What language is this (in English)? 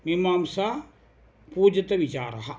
Sanskrit